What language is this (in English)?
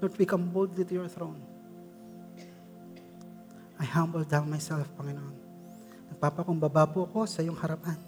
Filipino